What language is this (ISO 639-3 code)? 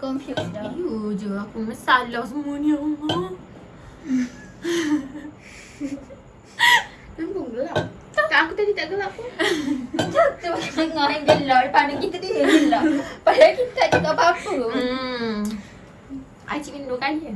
msa